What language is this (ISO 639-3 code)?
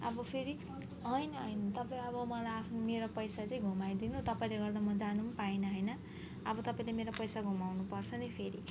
nep